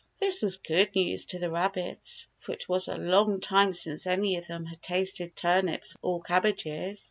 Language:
English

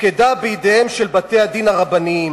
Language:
Hebrew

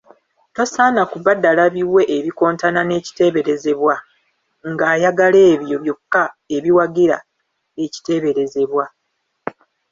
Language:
Ganda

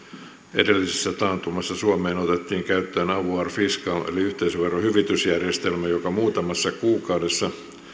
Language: Finnish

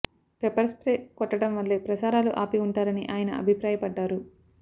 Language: Telugu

